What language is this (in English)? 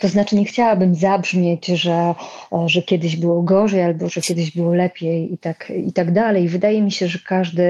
Polish